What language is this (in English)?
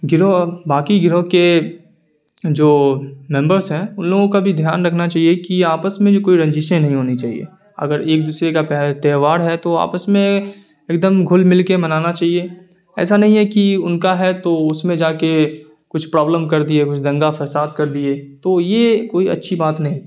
Urdu